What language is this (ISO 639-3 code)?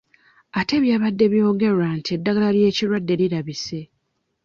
lug